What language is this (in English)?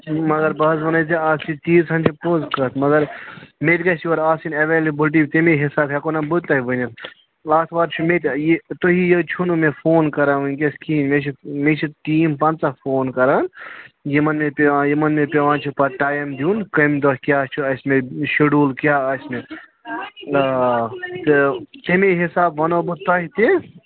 Kashmiri